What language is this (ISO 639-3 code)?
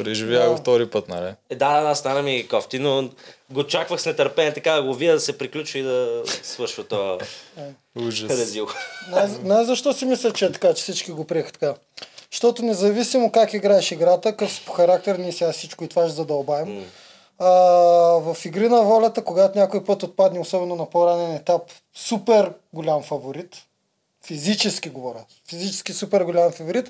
bul